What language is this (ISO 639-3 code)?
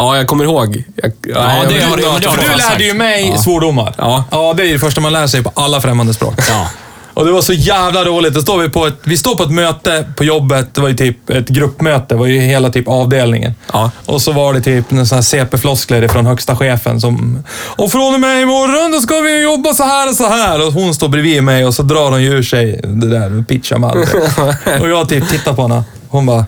swe